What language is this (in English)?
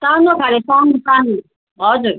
Nepali